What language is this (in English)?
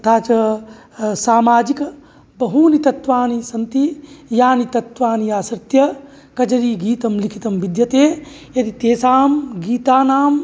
Sanskrit